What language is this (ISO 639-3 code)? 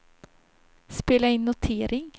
swe